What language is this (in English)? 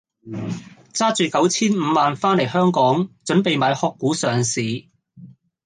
Cantonese